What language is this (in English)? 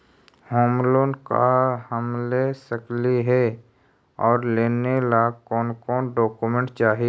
Magahi